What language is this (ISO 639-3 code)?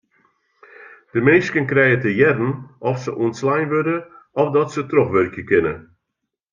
fry